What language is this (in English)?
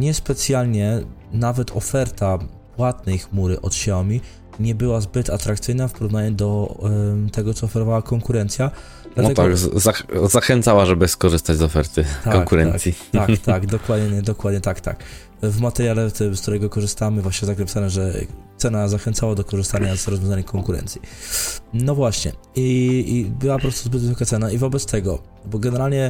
Polish